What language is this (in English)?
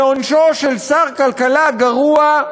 Hebrew